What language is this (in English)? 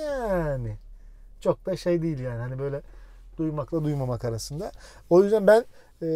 Turkish